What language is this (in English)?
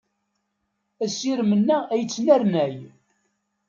Kabyle